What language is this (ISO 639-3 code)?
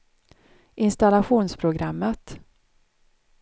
swe